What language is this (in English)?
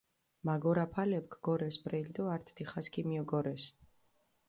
Mingrelian